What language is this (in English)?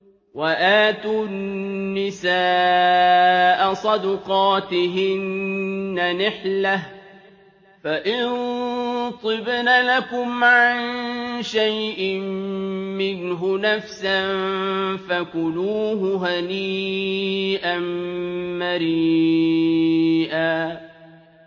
Arabic